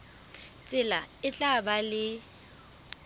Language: Southern Sotho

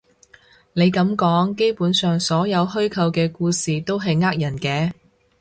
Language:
Cantonese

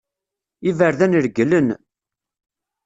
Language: Kabyle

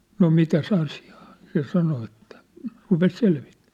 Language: Finnish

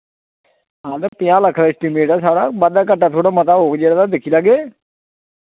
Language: Dogri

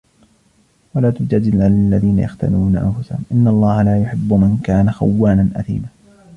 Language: Arabic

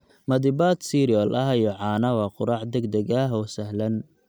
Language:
Somali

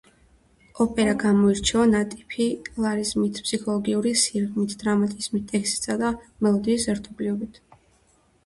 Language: Georgian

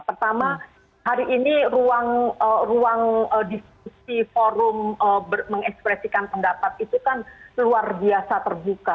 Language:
Indonesian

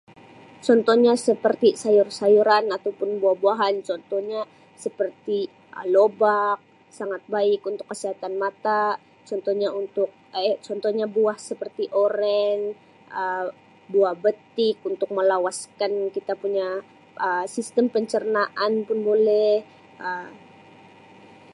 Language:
Sabah Malay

